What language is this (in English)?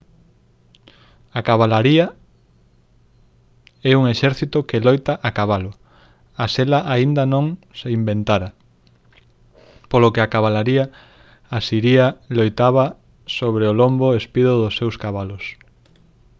Galician